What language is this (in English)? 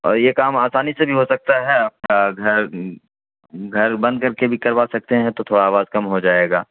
Urdu